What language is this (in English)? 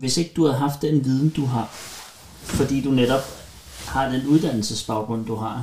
Danish